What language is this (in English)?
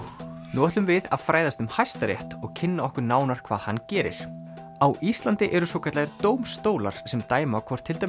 Icelandic